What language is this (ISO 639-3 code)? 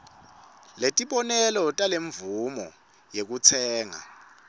ssw